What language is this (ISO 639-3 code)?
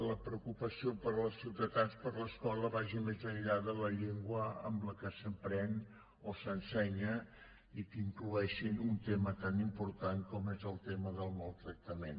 cat